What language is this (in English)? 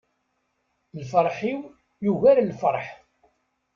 Kabyle